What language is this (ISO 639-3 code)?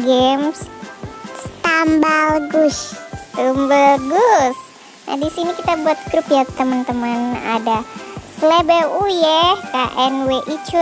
ind